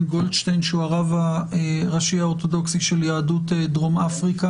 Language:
Hebrew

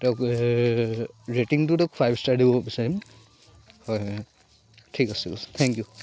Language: Assamese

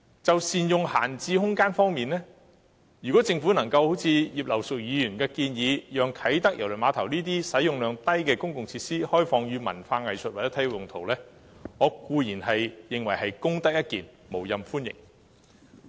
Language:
Cantonese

